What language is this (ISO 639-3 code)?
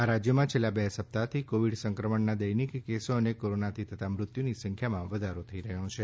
guj